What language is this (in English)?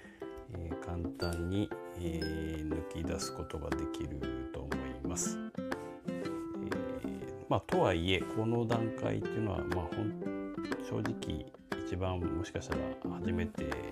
Japanese